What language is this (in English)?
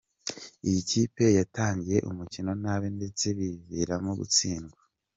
Kinyarwanda